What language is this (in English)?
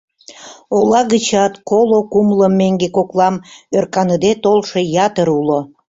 Mari